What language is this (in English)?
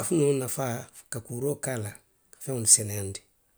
Western Maninkakan